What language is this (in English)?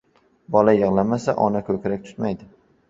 Uzbek